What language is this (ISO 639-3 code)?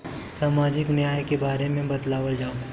bho